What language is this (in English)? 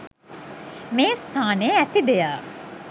Sinhala